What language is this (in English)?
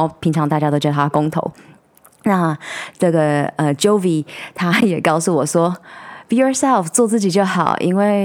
Chinese